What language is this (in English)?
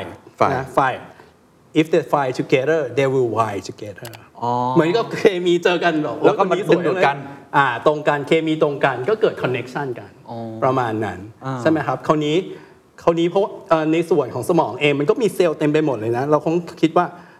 Thai